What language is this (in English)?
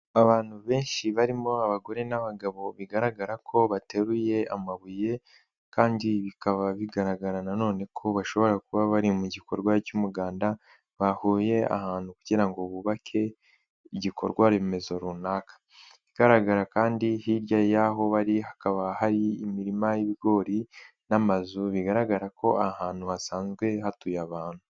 Kinyarwanda